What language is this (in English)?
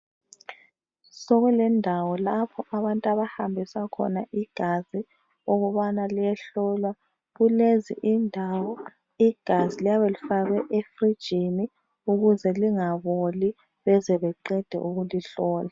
North Ndebele